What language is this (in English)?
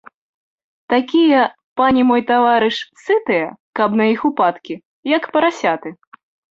Belarusian